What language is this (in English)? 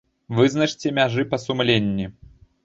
Belarusian